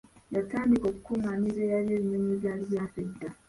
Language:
Ganda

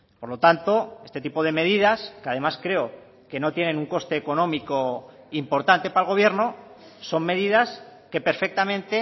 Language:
Spanish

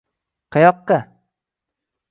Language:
Uzbek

